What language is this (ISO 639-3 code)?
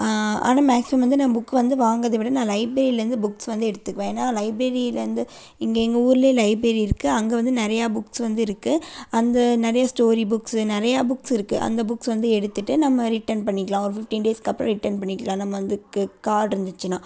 tam